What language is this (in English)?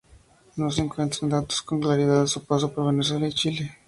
Spanish